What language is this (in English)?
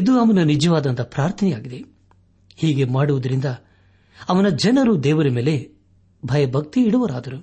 Kannada